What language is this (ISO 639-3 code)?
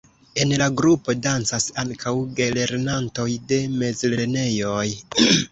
epo